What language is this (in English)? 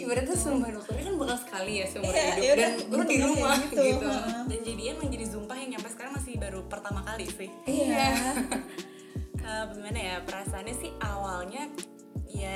Indonesian